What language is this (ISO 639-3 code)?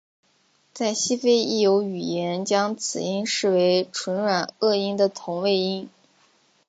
zho